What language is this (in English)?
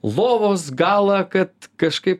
Lithuanian